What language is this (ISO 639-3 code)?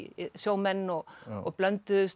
isl